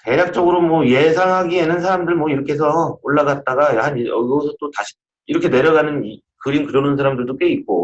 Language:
Korean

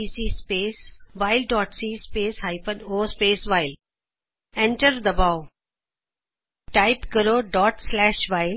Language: Punjabi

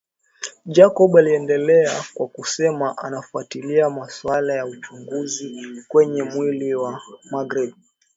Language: Swahili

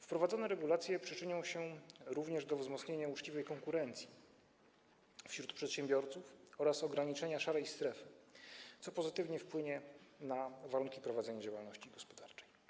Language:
Polish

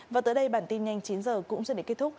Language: Vietnamese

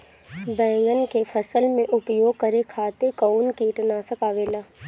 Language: Bhojpuri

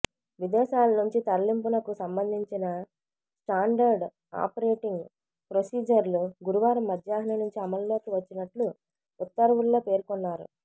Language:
Telugu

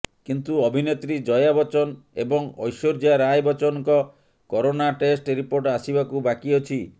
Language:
Odia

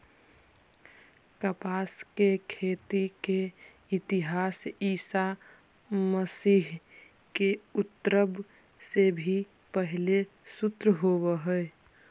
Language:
Magahi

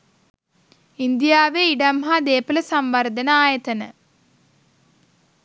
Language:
Sinhala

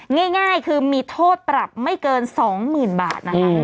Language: Thai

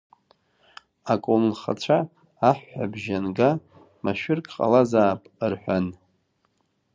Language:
Abkhazian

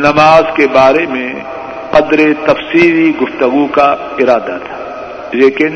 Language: Urdu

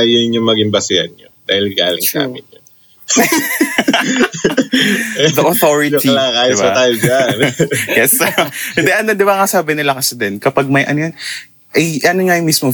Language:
Filipino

